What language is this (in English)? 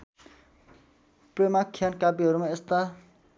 Nepali